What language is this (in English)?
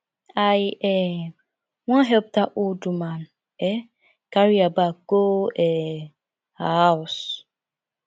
Nigerian Pidgin